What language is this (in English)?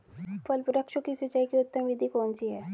Hindi